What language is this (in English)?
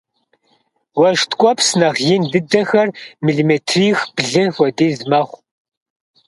Kabardian